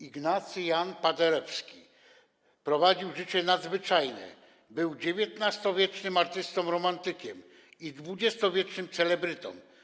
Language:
Polish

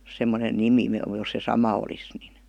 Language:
Finnish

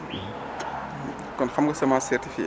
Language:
Wolof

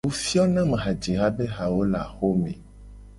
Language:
Gen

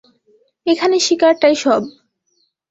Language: Bangla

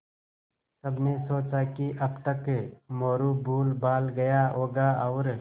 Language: Hindi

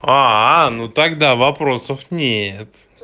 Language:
Russian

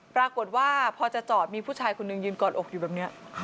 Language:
Thai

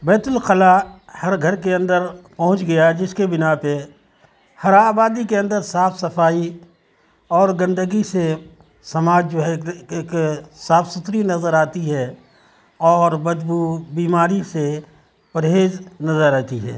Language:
Urdu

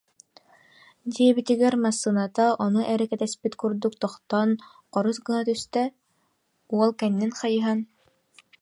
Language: Yakut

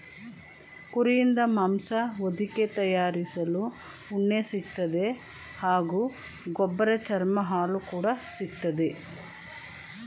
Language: Kannada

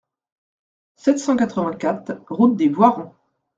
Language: French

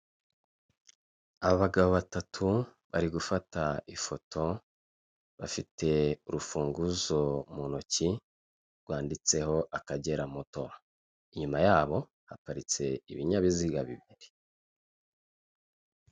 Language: Kinyarwanda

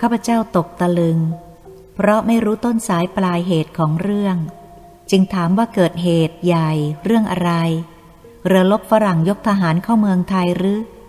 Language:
Thai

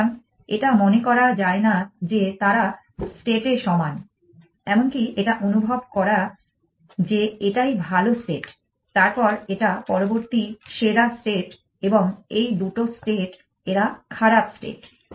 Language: Bangla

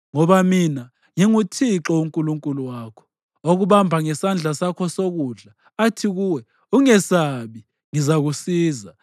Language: North Ndebele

